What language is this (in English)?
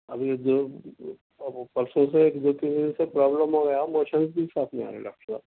Urdu